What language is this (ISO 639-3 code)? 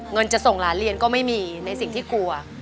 tha